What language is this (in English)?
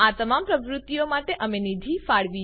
Gujarati